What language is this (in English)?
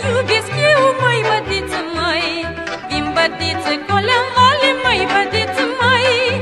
Romanian